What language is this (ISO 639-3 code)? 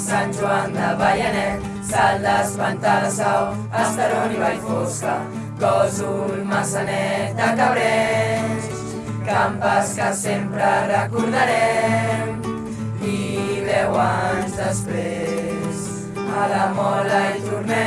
cat